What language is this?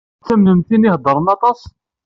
Kabyle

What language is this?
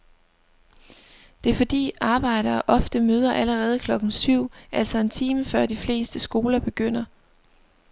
Danish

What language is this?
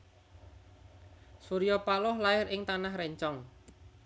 Javanese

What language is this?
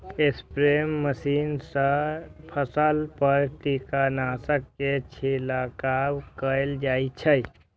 Maithili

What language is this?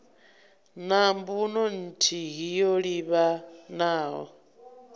Venda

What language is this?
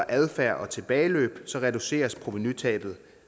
Danish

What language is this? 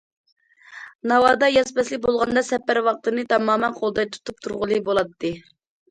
Uyghur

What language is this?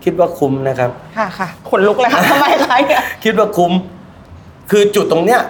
Thai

